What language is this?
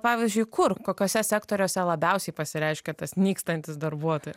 Lithuanian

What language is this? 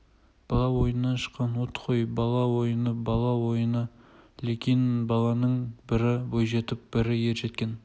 Kazakh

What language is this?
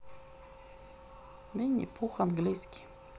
Russian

